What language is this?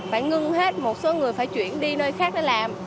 Vietnamese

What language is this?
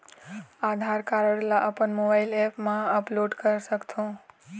Chhattisgarhi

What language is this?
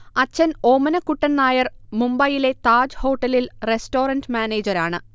Malayalam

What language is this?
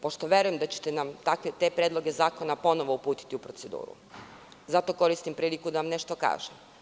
Serbian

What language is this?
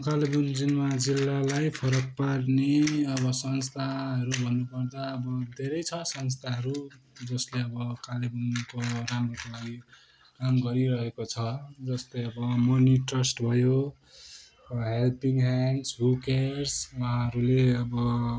Nepali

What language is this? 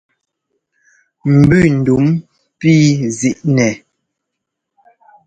Ngomba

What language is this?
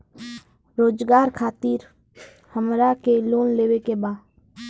Bhojpuri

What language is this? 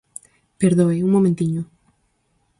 Galician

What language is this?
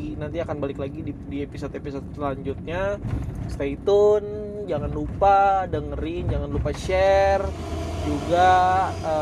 Indonesian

